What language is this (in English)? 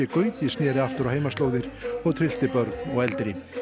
Icelandic